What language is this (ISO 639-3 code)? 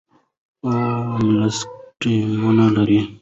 pus